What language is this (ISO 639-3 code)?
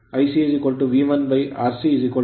kan